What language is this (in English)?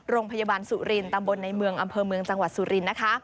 Thai